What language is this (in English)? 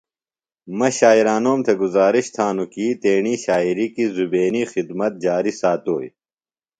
Phalura